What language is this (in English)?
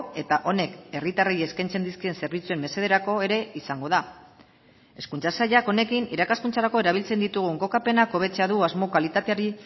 Basque